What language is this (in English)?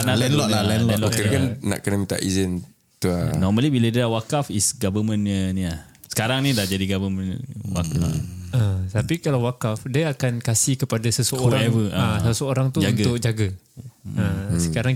Malay